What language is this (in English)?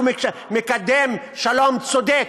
Hebrew